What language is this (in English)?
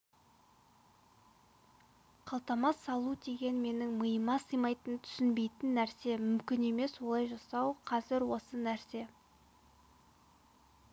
Kazakh